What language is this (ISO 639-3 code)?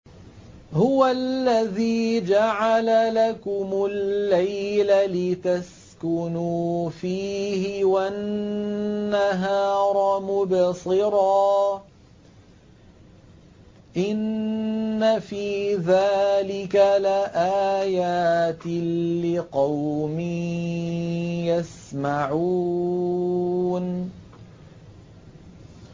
ara